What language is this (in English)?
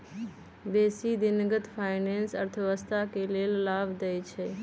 Magahi